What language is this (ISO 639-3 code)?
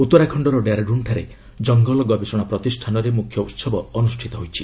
ori